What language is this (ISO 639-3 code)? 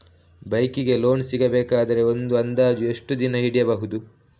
kan